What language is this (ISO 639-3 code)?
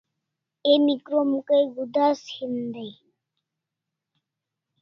kls